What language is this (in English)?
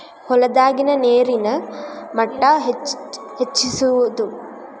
Kannada